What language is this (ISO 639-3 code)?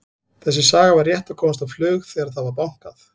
isl